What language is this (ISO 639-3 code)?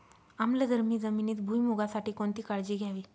mar